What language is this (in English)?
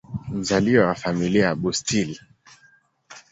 Swahili